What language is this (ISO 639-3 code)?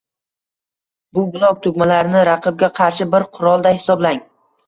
uzb